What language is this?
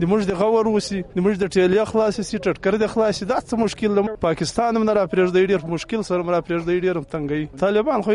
Urdu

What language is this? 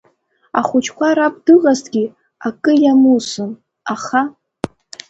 Abkhazian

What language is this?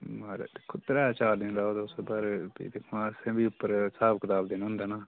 Dogri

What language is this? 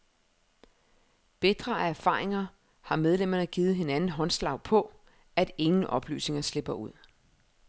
Danish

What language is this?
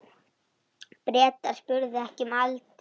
Icelandic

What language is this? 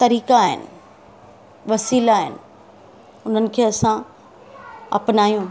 Sindhi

